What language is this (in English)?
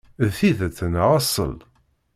Kabyle